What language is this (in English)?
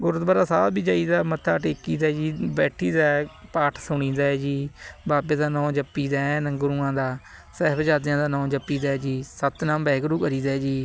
Punjabi